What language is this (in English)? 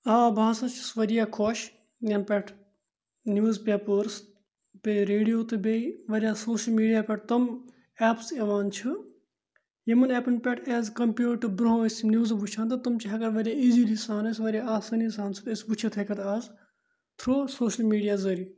Kashmiri